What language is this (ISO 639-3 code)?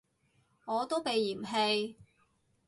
yue